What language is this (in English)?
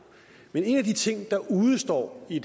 Danish